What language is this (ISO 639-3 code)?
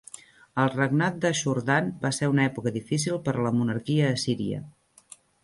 cat